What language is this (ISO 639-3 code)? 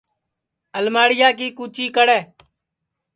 ssi